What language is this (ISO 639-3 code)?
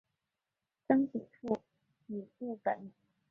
zho